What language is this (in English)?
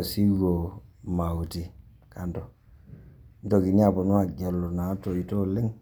Masai